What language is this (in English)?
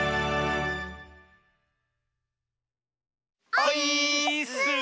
Japanese